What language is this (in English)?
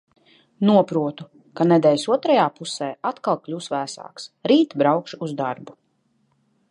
Latvian